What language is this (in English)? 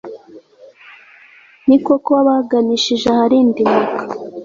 Kinyarwanda